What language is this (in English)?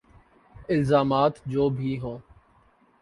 Urdu